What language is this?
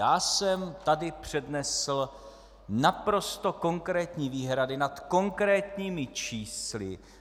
Czech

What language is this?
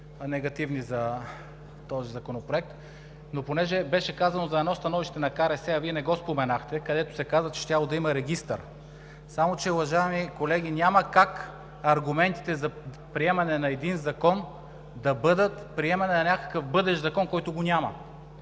Bulgarian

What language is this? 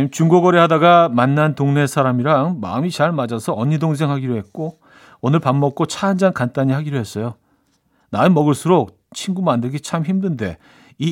Korean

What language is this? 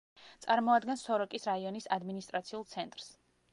Georgian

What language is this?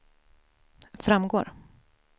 Swedish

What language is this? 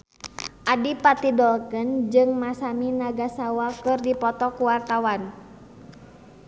Sundanese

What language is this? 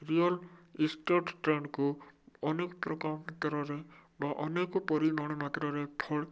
Odia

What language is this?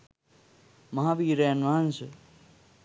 Sinhala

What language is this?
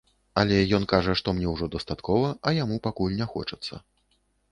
Belarusian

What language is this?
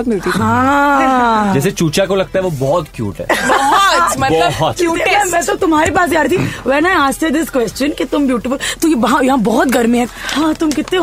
Hindi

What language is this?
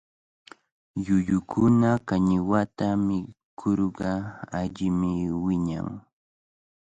Cajatambo North Lima Quechua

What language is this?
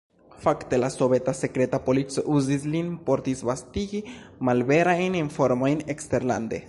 Esperanto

